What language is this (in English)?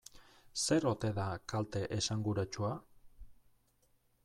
Basque